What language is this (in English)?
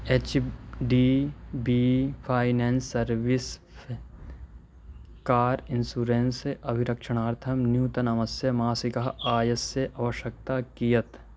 Sanskrit